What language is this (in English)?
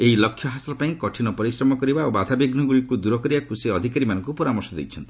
Odia